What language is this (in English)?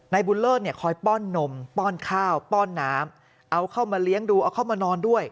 Thai